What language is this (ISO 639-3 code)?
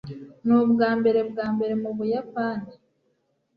kin